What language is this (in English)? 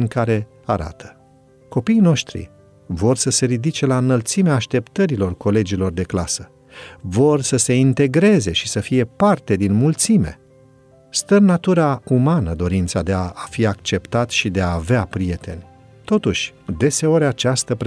Romanian